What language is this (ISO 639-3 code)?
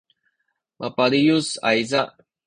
szy